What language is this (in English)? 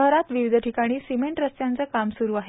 Marathi